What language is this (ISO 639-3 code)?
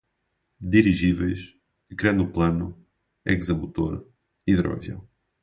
por